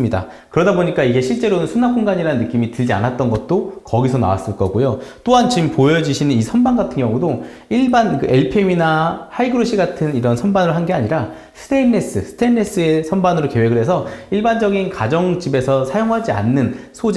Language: Korean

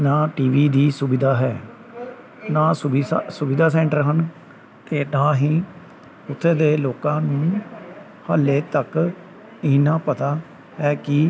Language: Punjabi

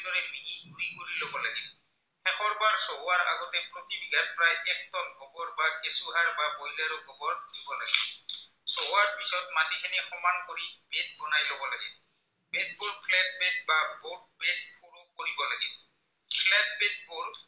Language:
Assamese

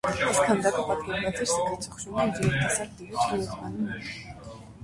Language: Armenian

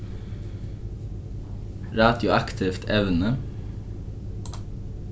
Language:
Faroese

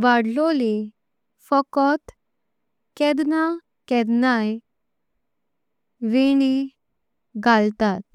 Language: Konkani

